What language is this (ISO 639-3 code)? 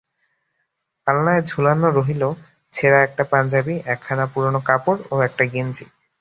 ben